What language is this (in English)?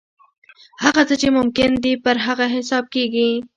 Pashto